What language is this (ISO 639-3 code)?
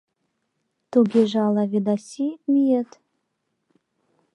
chm